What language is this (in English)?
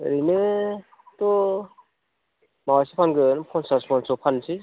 Bodo